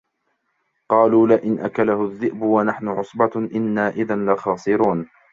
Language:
Arabic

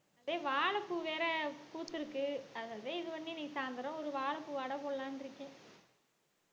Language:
Tamil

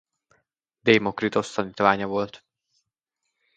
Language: Hungarian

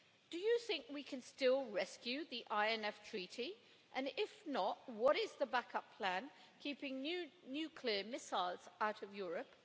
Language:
English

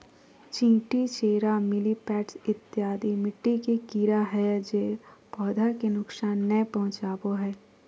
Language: Magahi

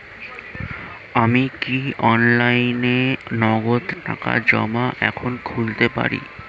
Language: Bangla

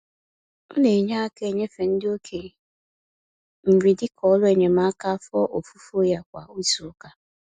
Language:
Igbo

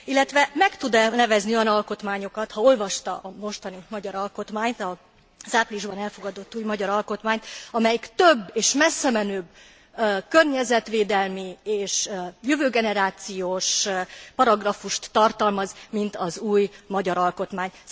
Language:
Hungarian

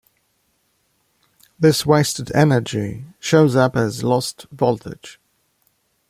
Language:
English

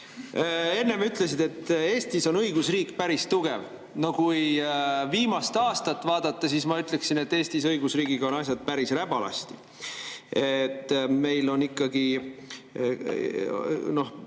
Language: Estonian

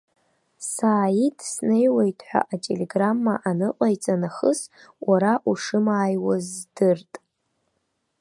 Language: Abkhazian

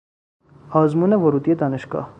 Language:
Persian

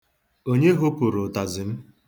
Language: Igbo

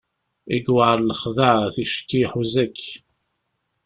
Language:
Kabyle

